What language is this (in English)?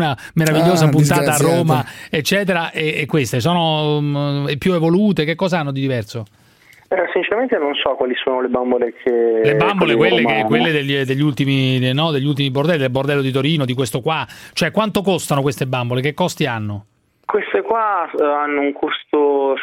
Italian